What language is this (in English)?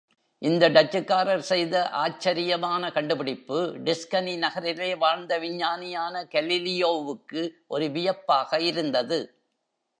Tamil